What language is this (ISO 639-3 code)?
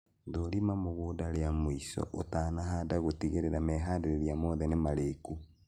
kik